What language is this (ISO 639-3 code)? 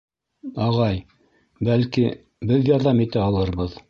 bak